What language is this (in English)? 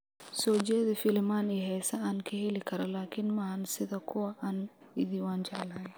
Somali